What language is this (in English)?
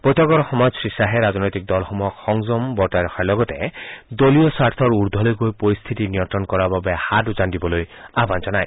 Assamese